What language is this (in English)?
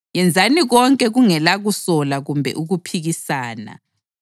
North Ndebele